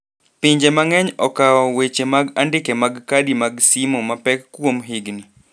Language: Luo (Kenya and Tanzania)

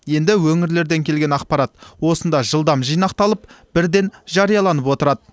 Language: Kazakh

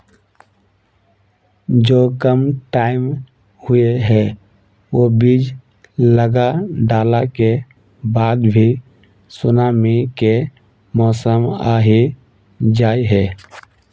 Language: Magahi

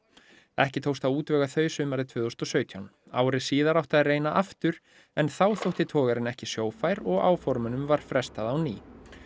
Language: Icelandic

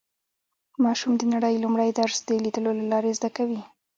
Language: Pashto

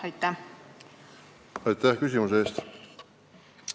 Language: Estonian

